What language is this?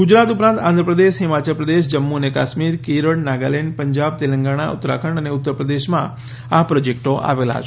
Gujarati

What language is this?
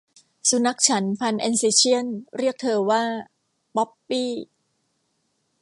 Thai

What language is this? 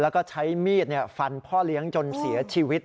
Thai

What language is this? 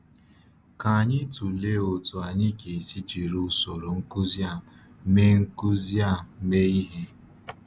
Igbo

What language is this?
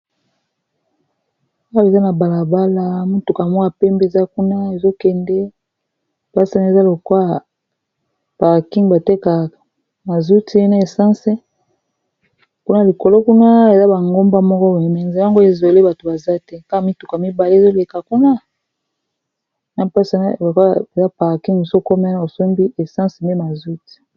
Lingala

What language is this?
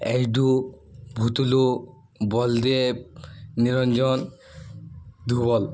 Odia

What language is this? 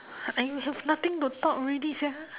English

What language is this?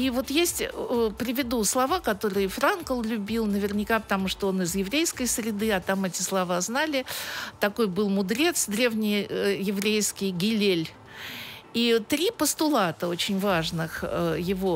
Russian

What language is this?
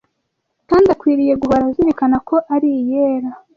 Kinyarwanda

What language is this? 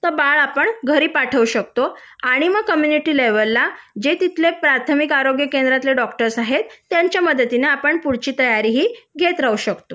Marathi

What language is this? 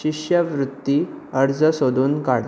Konkani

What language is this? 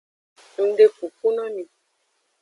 Aja (Benin)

